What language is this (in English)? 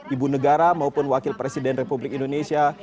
Indonesian